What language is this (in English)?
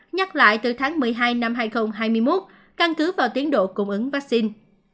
Vietnamese